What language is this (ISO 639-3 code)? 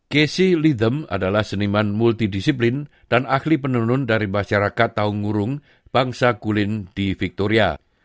ind